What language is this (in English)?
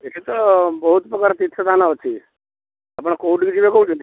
Odia